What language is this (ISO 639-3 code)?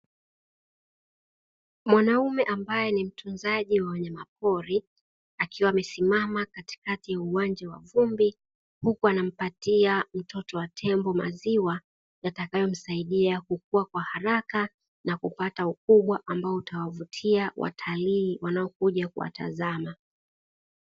swa